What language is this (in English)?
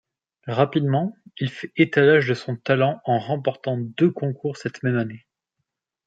French